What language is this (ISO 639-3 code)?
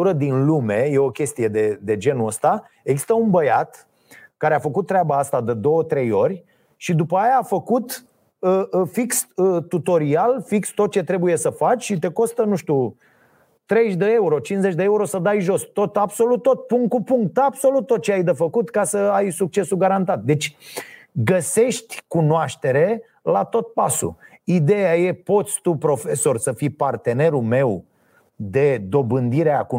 ron